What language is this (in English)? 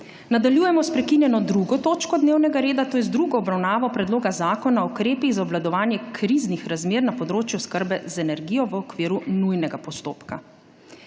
Slovenian